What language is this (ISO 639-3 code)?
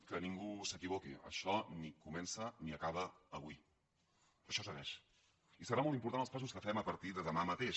cat